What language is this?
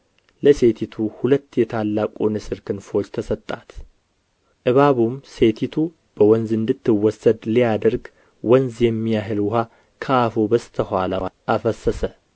Amharic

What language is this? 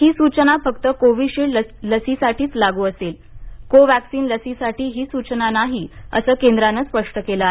Marathi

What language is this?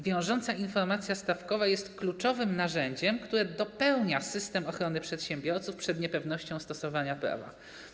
Polish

